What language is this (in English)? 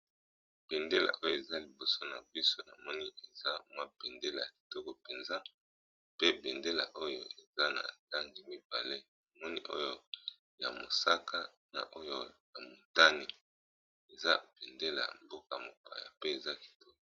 Lingala